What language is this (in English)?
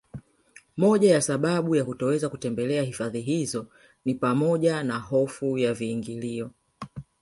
Swahili